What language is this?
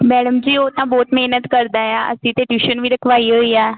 Punjabi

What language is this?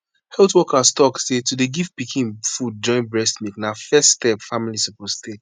Nigerian Pidgin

